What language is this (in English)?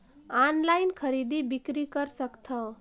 Chhattisgarhi